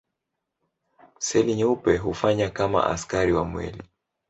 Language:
Swahili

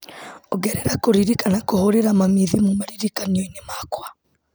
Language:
Kikuyu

